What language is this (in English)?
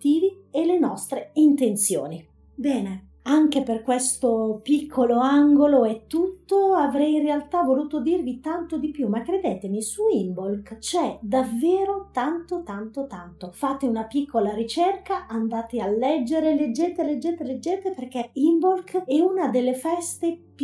Italian